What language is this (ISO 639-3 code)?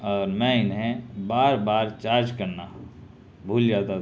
urd